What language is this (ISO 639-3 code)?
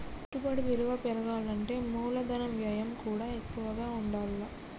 tel